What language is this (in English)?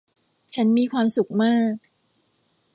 Thai